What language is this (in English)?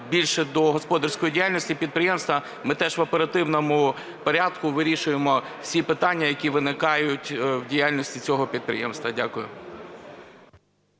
Ukrainian